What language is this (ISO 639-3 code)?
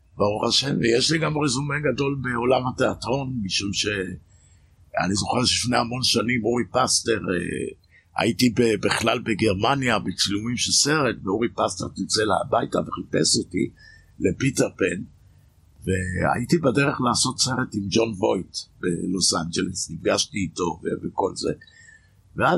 heb